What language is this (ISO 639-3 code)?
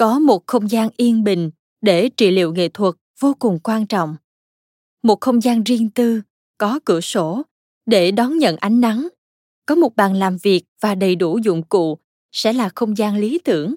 vie